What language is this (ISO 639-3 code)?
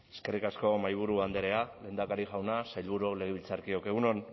eus